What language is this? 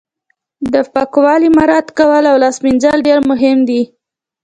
Pashto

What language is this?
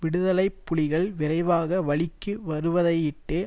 Tamil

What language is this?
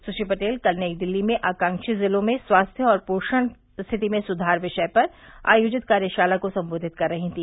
Hindi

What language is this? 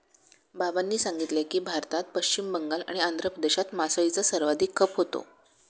Marathi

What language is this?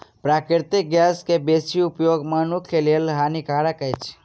Maithili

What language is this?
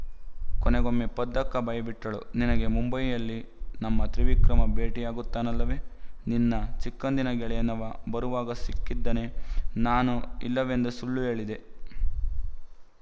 Kannada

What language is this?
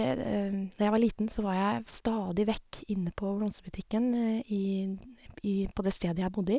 Norwegian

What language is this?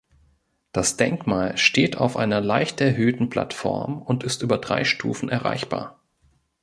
German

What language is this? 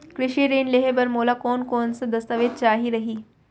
Chhattisgarhi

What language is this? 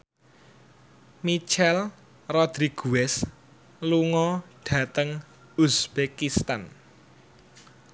Javanese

